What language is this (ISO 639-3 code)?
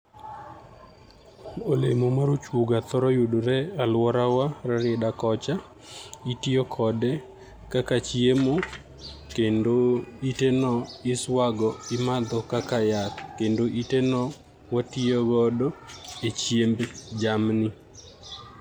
luo